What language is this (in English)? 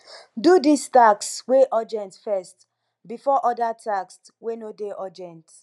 Nigerian Pidgin